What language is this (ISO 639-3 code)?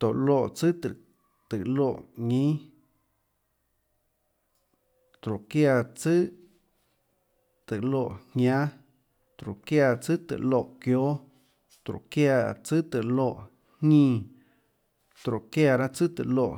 ctl